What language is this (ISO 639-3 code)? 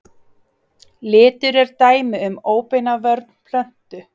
isl